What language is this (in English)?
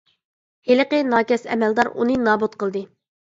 Uyghur